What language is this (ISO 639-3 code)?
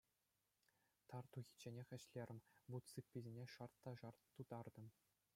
chv